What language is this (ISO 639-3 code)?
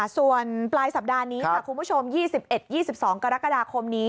tha